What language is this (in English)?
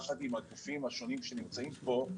Hebrew